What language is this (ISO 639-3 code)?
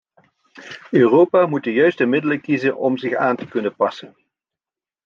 nld